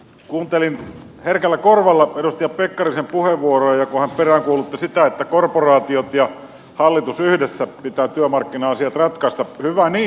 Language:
Finnish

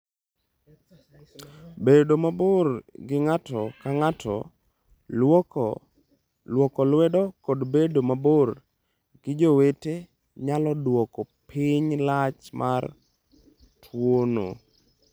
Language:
Luo (Kenya and Tanzania)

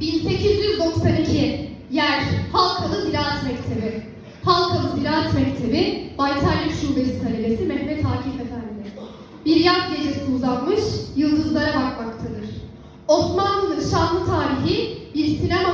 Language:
Turkish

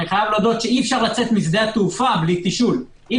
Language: Hebrew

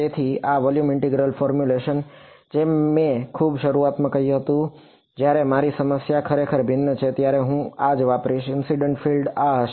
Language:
Gujarati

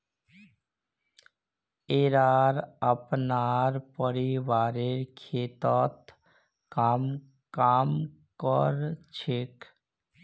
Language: Magahi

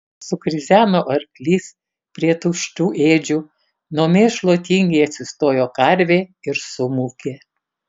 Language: Lithuanian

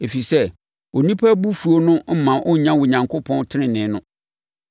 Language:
Akan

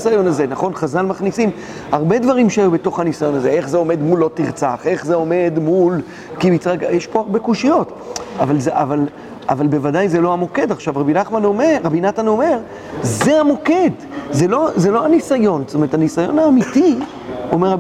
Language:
Hebrew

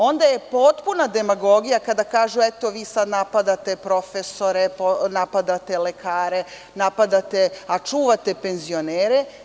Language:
Serbian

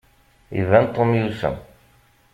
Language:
Kabyle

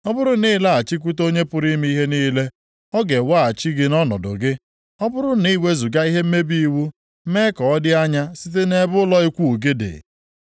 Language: Igbo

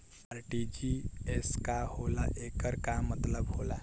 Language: Bhojpuri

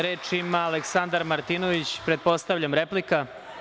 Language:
Serbian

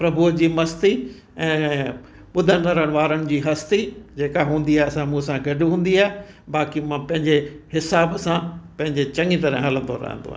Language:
Sindhi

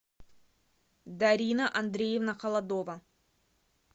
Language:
Russian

